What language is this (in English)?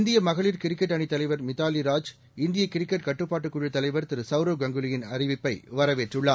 Tamil